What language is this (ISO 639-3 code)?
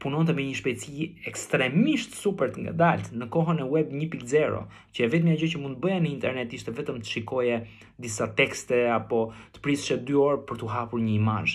ron